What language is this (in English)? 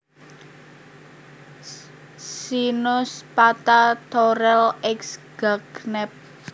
Javanese